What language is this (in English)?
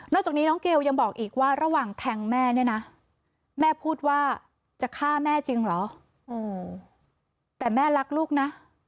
Thai